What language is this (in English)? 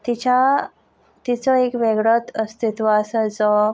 Konkani